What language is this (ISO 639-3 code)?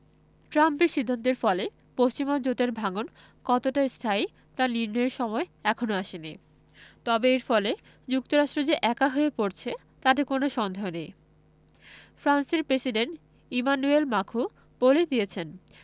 ben